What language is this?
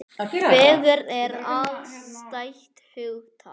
Icelandic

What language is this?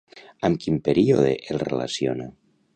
Catalan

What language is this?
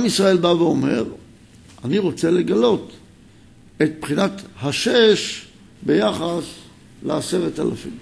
Hebrew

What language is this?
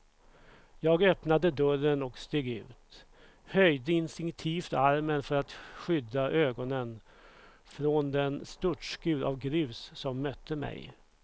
Swedish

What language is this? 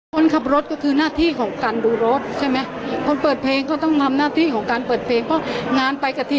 Thai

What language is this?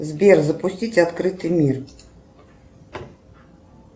Russian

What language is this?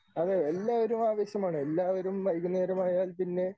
Malayalam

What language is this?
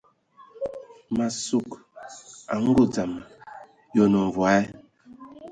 Ewondo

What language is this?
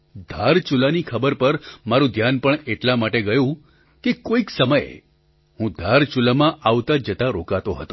Gujarati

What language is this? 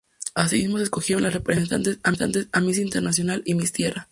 Spanish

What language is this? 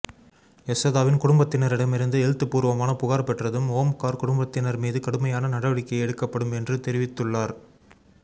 Tamil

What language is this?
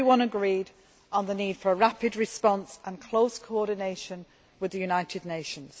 English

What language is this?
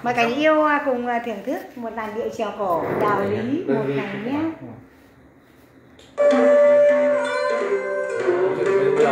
Vietnamese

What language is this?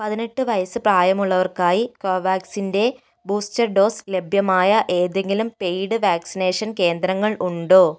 Malayalam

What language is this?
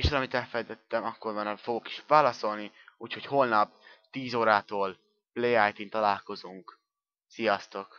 Hungarian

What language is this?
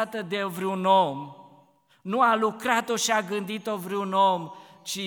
Romanian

